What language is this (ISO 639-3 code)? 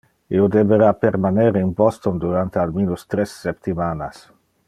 ina